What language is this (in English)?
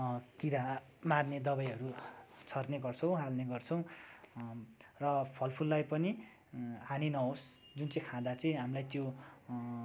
Nepali